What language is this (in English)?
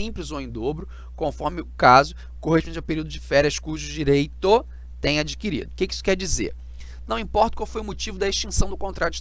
Portuguese